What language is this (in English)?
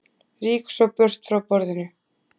Icelandic